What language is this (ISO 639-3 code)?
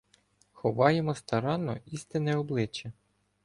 ukr